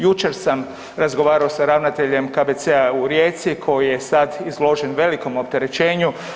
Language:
Croatian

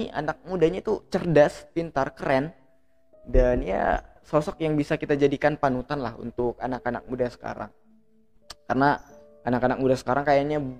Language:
Indonesian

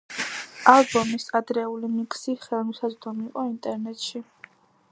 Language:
Georgian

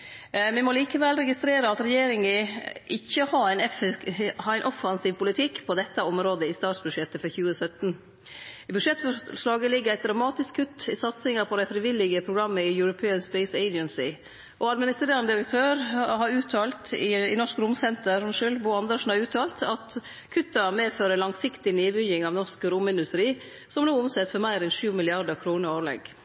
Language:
Norwegian Nynorsk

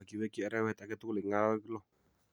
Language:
Kalenjin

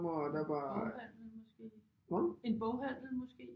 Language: Danish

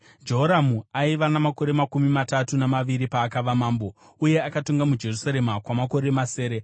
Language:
Shona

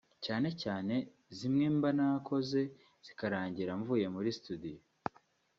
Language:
Kinyarwanda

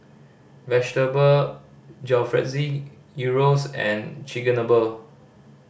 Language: English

